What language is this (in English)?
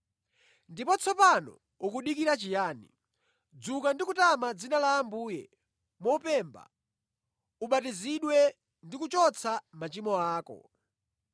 Nyanja